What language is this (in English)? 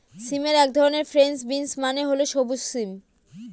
Bangla